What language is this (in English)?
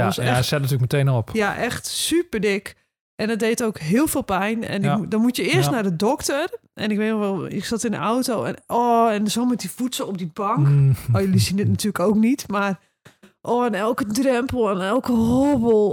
Dutch